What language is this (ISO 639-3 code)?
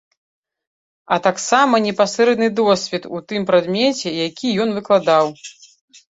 bel